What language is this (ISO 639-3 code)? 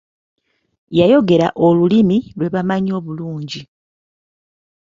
lug